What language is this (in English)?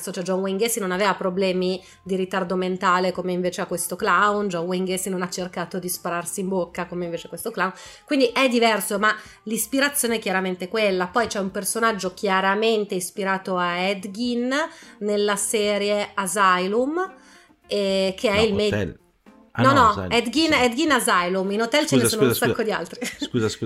Italian